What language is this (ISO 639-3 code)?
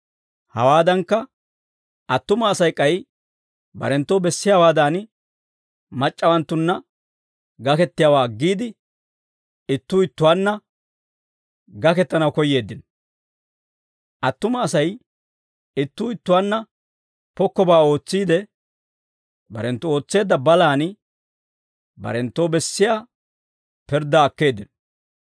dwr